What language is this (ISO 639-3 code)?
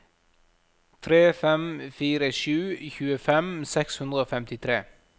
nor